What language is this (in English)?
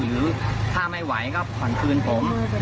Thai